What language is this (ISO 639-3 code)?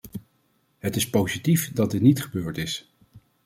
nld